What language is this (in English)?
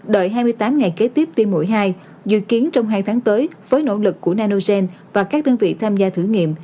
Vietnamese